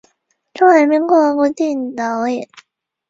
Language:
Chinese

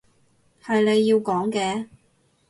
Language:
Cantonese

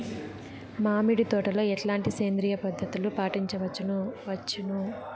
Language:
Telugu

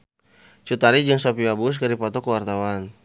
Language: Sundanese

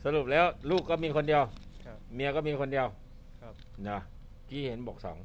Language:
Thai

